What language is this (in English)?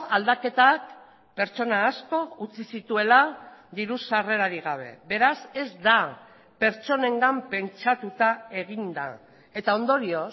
Basque